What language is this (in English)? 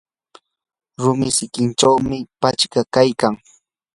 Yanahuanca Pasco Quechua